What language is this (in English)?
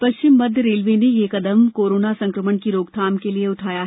Hindi